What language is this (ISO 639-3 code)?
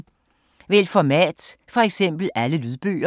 dan